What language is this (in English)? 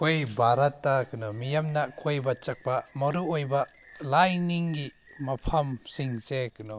Manipuri